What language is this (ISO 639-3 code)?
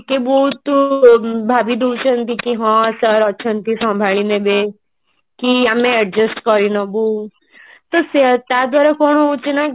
ori